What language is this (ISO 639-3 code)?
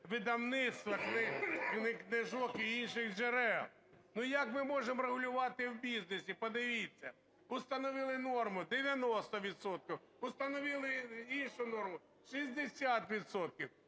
ukr